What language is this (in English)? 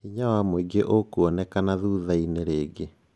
Kikuyu